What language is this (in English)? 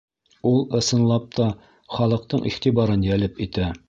Bashkir